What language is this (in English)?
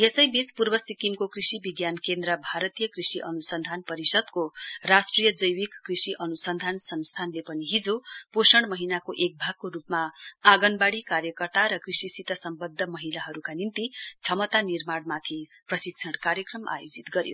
Nepali